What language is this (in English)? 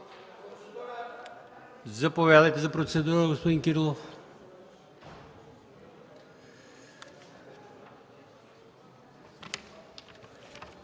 Bulgarian